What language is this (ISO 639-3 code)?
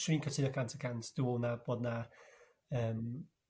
cym